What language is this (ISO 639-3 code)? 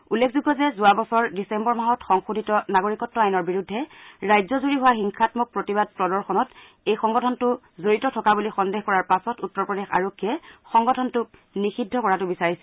asm